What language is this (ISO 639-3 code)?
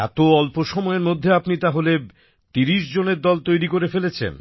ben